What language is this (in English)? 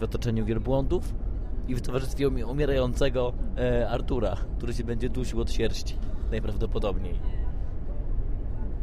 Polish